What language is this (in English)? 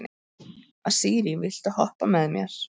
Icelandic